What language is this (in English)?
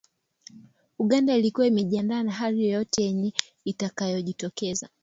Swahili